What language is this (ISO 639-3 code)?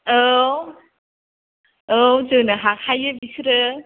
brx